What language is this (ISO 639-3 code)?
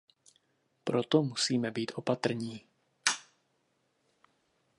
ces